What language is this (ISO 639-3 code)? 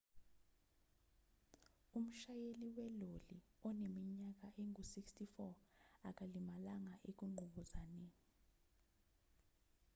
zul